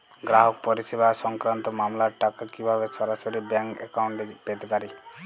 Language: Bangla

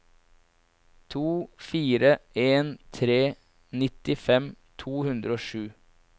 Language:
Norwegian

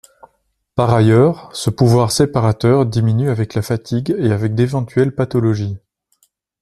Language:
French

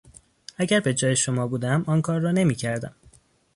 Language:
Persian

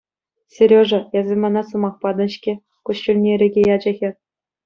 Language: Chuvash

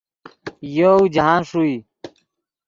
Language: Yidgha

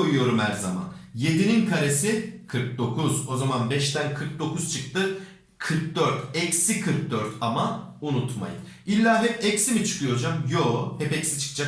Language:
Turkish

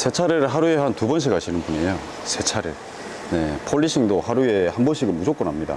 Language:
Korean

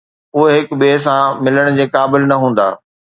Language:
Sindhi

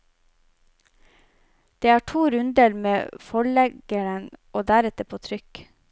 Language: Norwegian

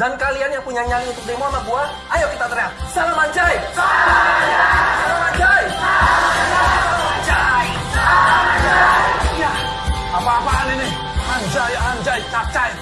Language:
Indonesian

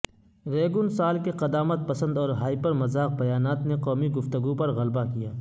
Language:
Urdu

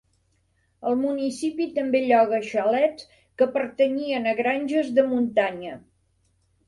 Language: Catalan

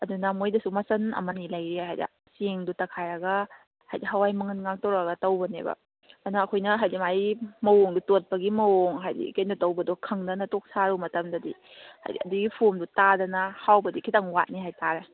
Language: Manipuri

